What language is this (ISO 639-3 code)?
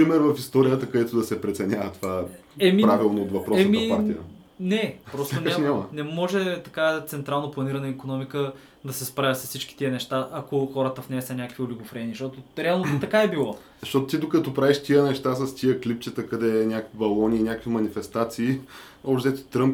bul